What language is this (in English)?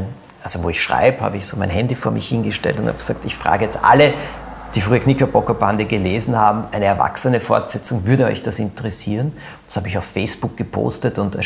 German